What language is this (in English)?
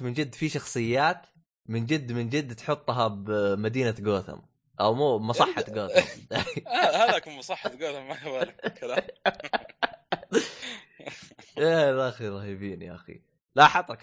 Arabic